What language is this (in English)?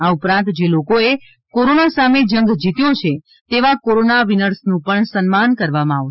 Gujarati